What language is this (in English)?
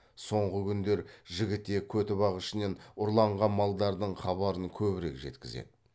Kazakh